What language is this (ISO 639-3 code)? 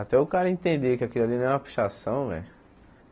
por